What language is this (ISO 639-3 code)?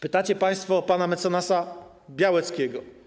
pol